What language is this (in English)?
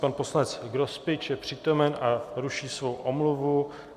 Czech